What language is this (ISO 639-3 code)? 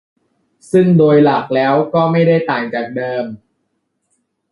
tha